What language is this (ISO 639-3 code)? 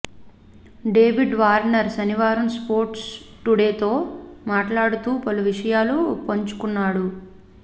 tel